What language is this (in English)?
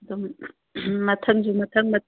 Manipuri